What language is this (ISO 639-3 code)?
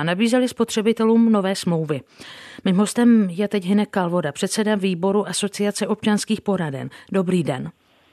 ces